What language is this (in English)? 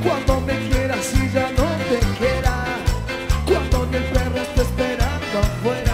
Portuguese